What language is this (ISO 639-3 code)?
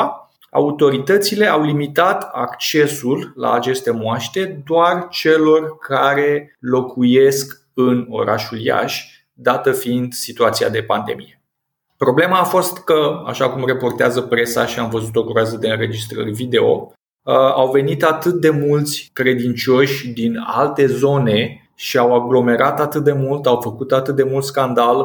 ron